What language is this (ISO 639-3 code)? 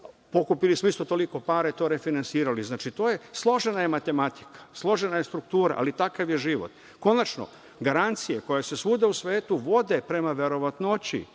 srp